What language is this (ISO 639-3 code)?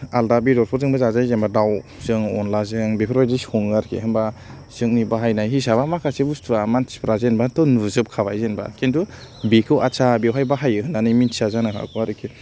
brx